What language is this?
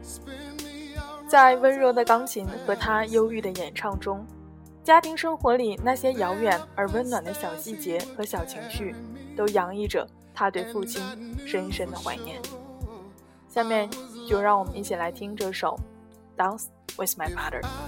Chinese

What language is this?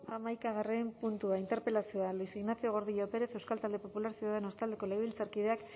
Basque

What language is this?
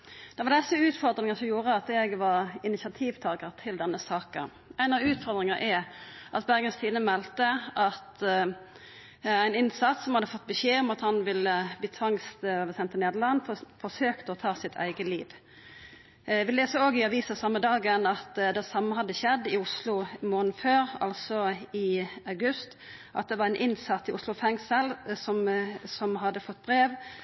Norwegian Nynorsk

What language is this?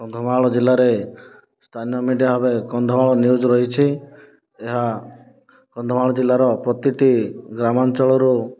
Odia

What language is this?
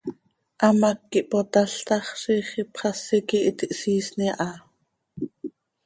Seri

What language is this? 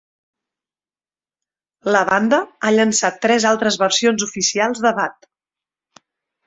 Catalan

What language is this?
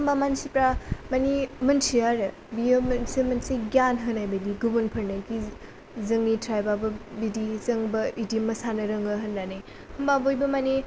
Bodo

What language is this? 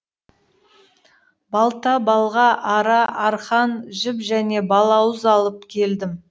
Kazakh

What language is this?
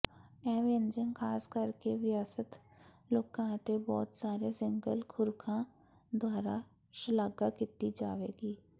Punjabi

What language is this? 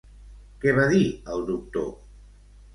Catalan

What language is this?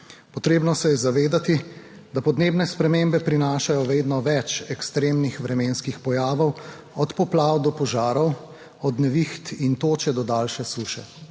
Slovenian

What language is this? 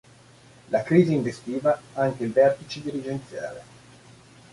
Italian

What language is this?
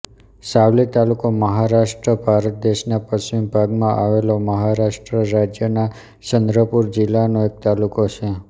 Gujarati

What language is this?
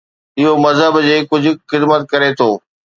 Sindhi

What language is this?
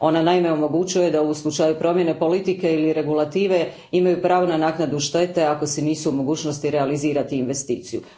Croatian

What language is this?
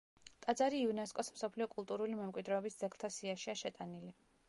Georgian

